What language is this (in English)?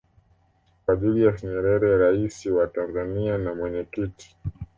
Swahili